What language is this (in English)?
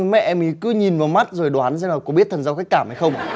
Vietnamese